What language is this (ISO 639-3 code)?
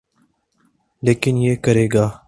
urd